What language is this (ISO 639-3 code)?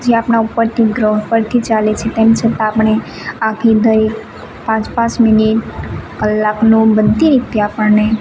guj